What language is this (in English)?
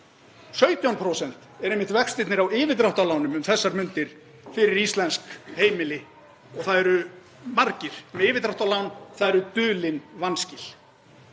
Icelandic